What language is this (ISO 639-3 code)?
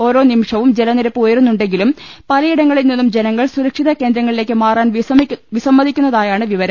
mal